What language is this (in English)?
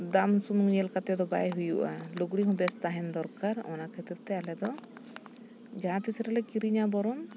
Santali